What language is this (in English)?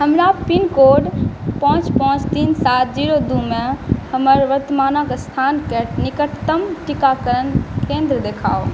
Maithili